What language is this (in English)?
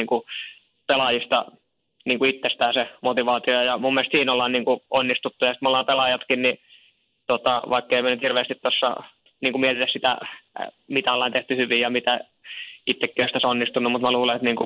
Finnish